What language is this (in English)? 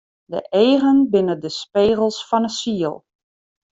Western Frisian